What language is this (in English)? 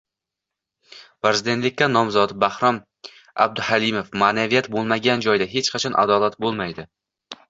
Uzbek